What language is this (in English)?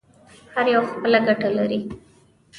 Pashto